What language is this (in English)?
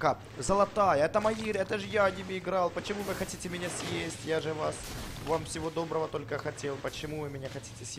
Russian